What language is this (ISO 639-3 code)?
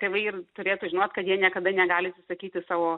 lit